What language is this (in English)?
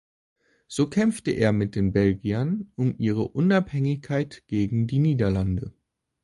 German